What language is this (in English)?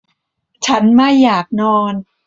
Thai